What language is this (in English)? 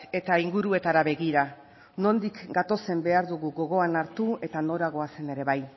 Basque